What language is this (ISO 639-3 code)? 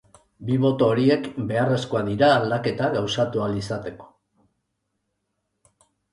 eus